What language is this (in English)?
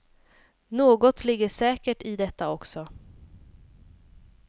Swedish